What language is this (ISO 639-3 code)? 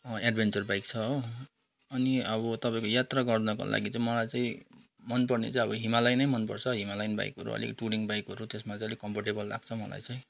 nep